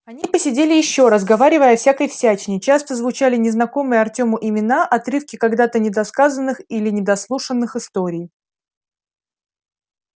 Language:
Russian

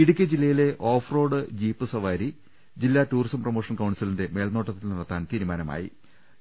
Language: Malayalam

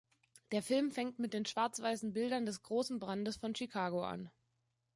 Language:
German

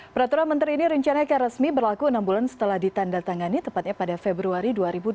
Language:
Indonesian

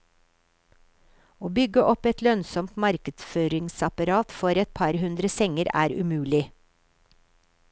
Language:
Norwegian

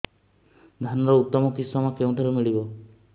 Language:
Odia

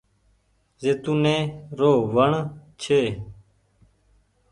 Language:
Goaria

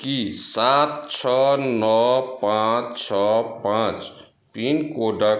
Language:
Maithili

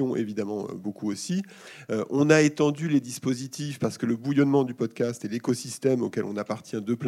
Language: French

